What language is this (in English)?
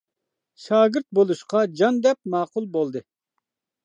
Uyghur